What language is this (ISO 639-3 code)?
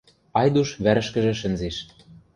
mrj